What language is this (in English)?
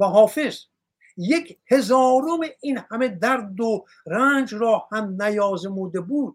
Persian